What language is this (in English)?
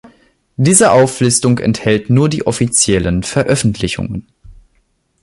German